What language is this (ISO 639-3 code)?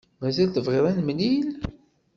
kab